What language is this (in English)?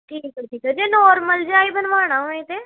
Punjabi